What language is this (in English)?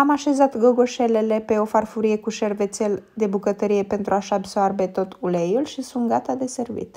Romanian